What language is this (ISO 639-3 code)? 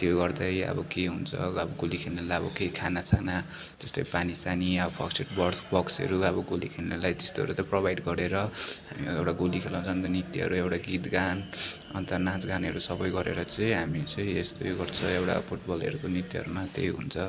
nep